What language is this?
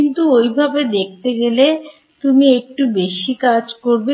Bangla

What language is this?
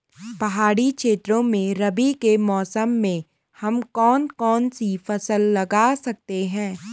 Hindi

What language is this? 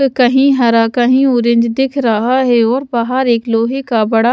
Hindi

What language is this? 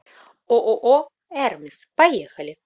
Russian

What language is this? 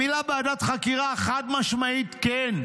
Hebrew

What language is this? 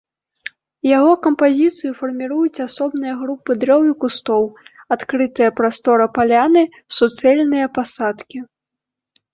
Belarusian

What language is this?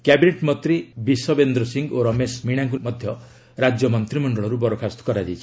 Odia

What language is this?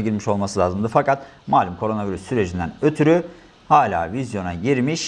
Turkish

